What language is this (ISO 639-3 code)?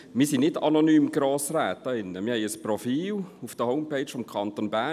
gsw